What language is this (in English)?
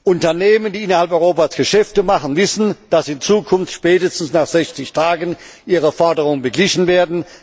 German